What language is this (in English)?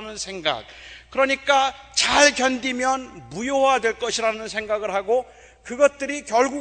Korean